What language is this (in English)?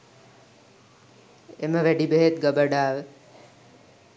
Sinhala